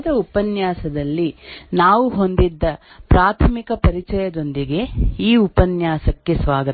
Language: Kannada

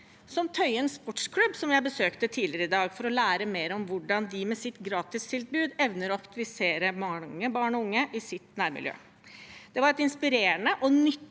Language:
Norwegian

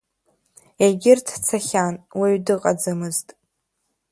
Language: Abkhazian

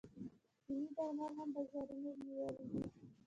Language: Pashto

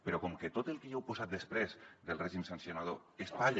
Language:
Catalan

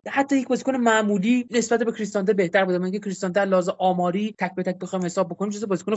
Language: Persian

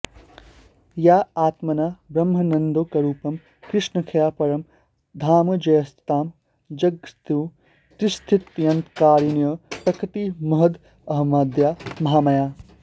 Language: Sanskrit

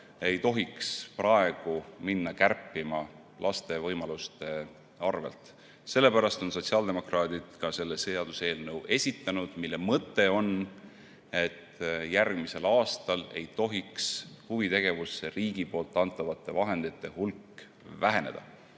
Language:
Estonian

